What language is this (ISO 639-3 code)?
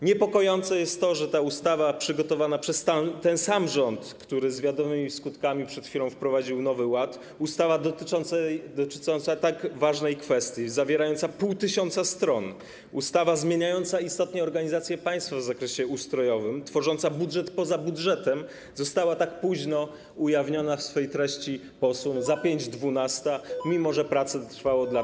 pol